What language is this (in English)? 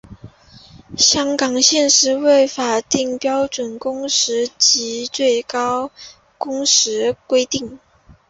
Chinese